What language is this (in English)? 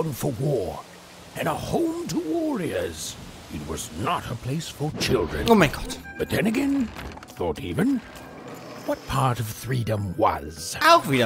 German